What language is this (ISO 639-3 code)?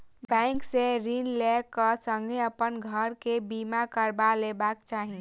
mai